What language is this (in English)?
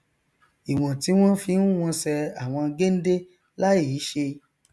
Yoruba